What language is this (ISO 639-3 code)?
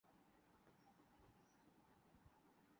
urd